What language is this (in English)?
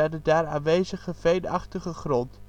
Dutch